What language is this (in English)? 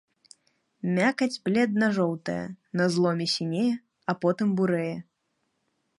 Belarusian